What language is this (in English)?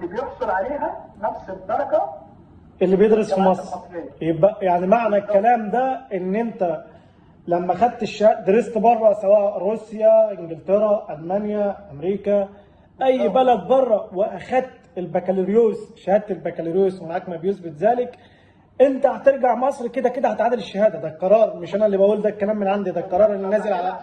Arabic